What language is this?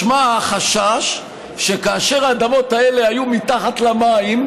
Hebrew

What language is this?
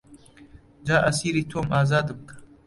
Central Kurdish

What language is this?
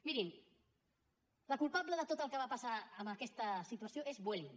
Catalan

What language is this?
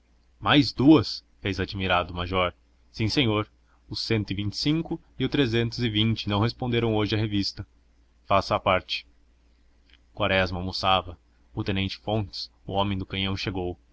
Portuguese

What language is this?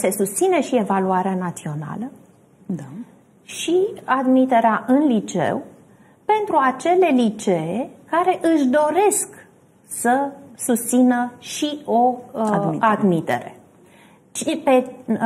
Romanian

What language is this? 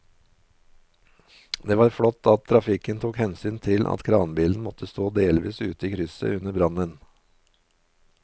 Norwegian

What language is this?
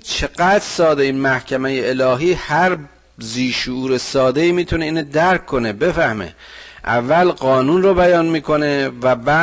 Persian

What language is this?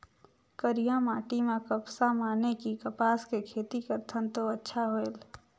Chhattisgarhi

